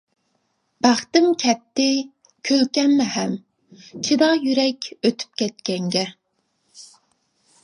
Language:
Uyghur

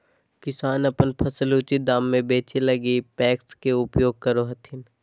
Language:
Magahi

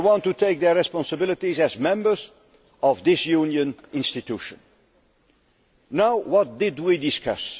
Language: English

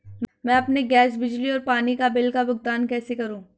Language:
Hindi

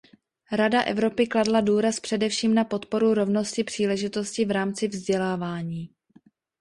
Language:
Czech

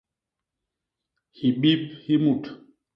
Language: Basaa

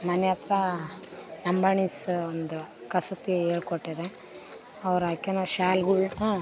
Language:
Kannada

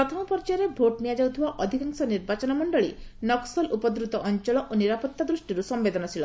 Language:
Odia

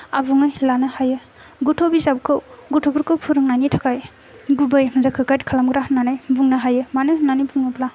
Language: Bodo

